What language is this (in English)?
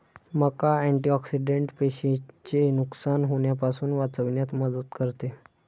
Marathi